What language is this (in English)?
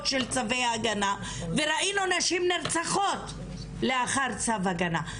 Hebrew